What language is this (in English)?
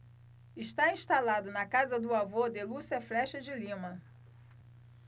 Portuguese